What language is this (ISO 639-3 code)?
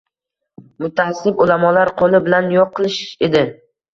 uzb